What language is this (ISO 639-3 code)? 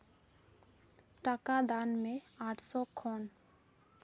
sat